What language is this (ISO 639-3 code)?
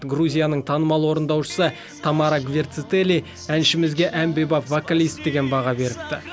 kaz